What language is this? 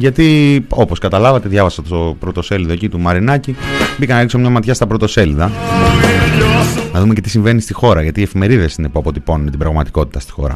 Greek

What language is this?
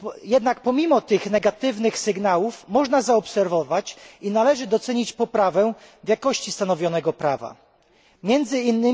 Polish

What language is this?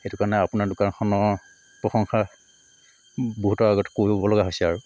Assamese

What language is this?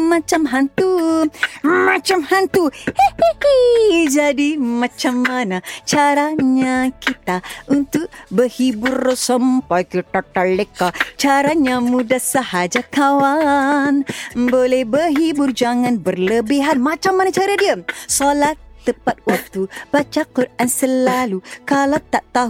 Malay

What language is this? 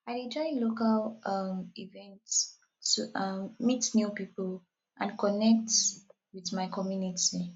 Nigerian Pidgin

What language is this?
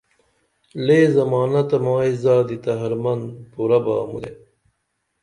Dameli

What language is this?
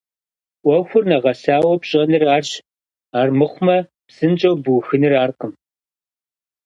Kabardian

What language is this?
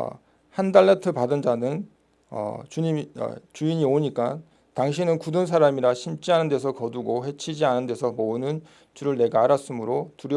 Korean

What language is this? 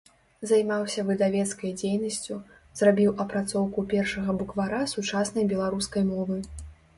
Belarusian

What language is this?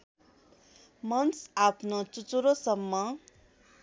Nepali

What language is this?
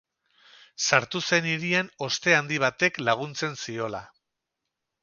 Basque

